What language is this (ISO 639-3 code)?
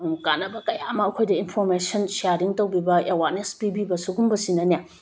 mni